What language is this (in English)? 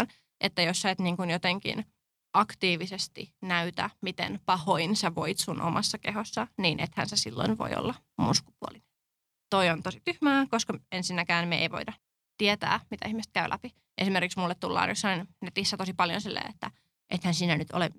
Finnish